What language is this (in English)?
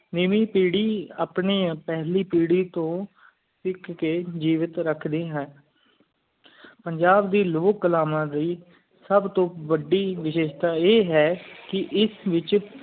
Punjabi